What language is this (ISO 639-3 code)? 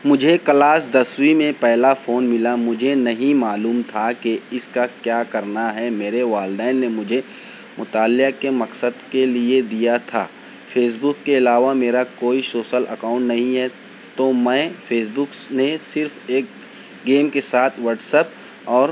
urd